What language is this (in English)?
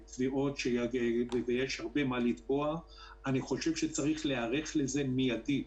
Hebrew